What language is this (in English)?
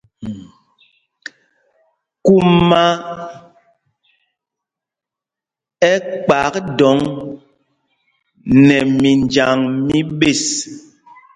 Mpumpong